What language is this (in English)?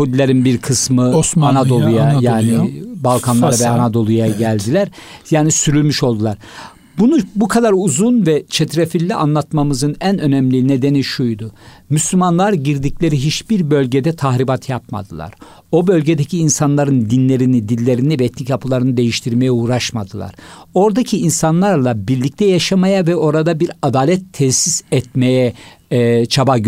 Turkish